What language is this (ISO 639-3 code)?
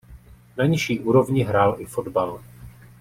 ces